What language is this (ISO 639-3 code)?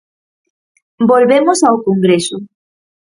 glg